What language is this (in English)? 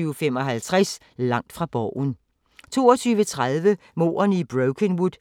Danish